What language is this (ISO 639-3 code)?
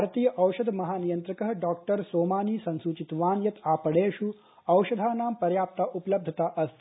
san